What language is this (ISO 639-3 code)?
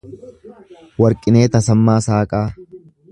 orm